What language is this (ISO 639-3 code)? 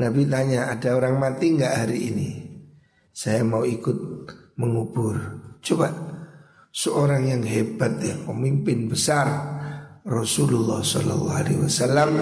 ind